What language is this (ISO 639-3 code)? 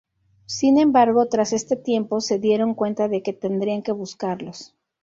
spa